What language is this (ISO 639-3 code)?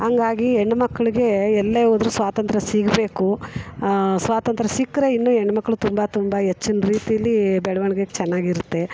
kan